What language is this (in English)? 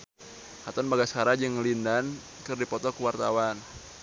Sundanese